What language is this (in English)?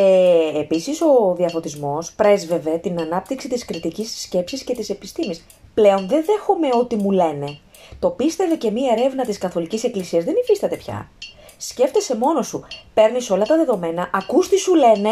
Greek